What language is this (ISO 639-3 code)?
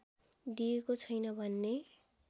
nep